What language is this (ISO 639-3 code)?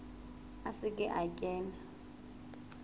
sot